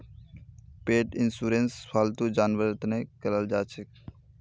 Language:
Magahi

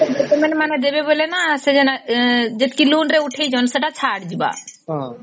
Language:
Odia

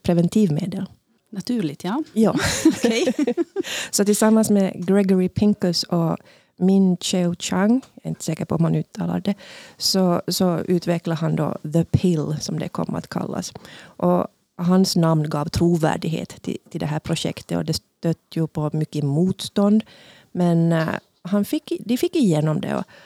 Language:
Swedish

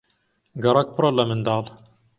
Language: Central Kurdish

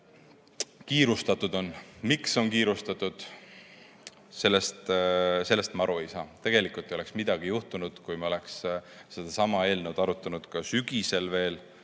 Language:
Estonian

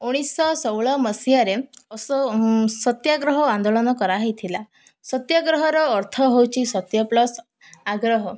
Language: Odia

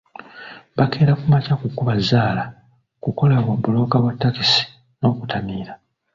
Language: Ganda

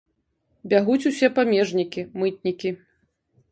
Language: Belarusian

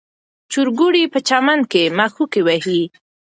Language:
Pashto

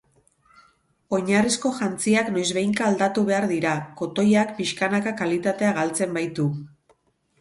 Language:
Basque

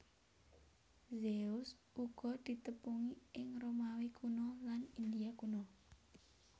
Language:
Javanese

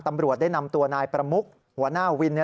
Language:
Thai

